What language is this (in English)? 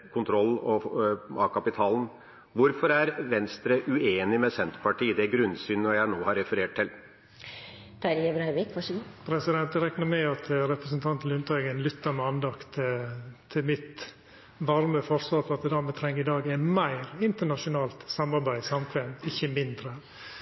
Norwegian